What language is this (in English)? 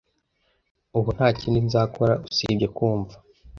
Kinyarwanda